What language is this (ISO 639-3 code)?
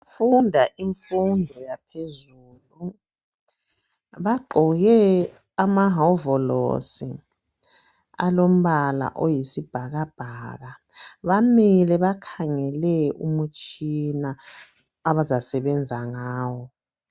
nde